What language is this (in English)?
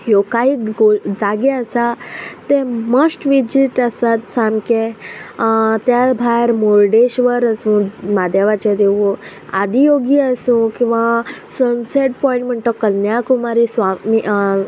Konkani